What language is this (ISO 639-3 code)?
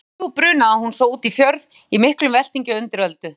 isl